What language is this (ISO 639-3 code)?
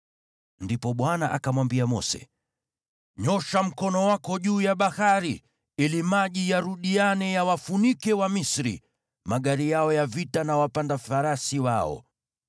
swa